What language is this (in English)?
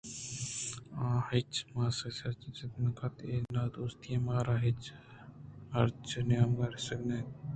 Eastern Balochi